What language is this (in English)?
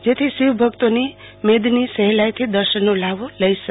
Gujarati